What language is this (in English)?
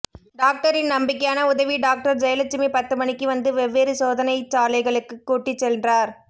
Tamil